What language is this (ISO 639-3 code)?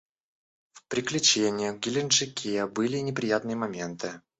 rus